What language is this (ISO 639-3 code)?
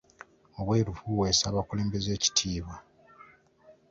lug